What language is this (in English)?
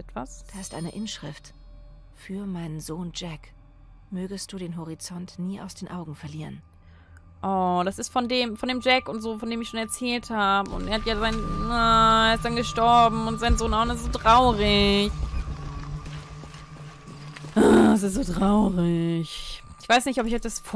German